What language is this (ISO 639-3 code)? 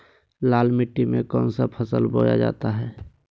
mag